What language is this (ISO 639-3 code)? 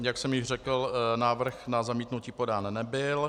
ces